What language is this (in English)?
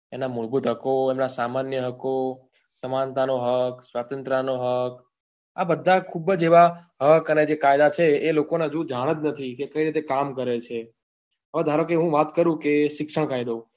Gujarati